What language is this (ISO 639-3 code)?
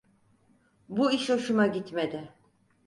tur